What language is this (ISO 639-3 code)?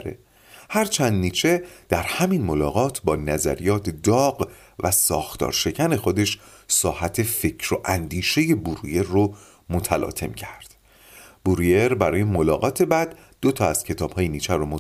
fas